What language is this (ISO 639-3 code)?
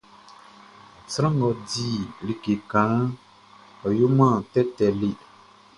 bci